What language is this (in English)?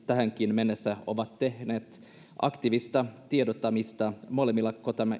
Finnish